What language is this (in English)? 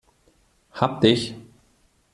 German